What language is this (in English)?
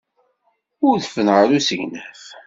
Kabyle